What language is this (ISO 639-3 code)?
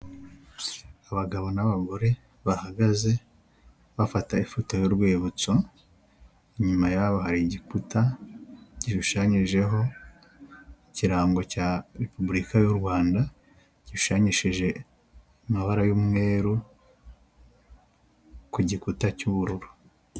kin